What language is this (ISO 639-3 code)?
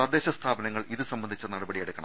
mal